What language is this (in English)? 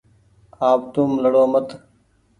Goaria